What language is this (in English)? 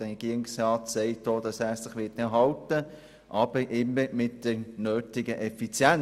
Swiss German